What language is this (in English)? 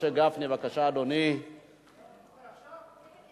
Hebrew